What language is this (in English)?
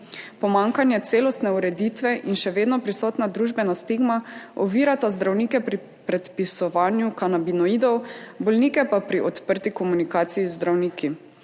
Slovenian